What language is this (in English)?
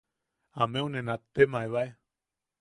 Yaqui